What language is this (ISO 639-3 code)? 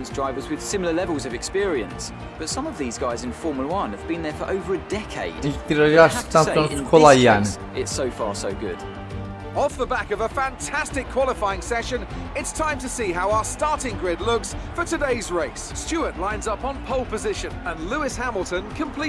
tur